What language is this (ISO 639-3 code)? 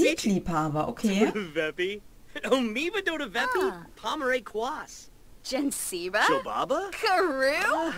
deu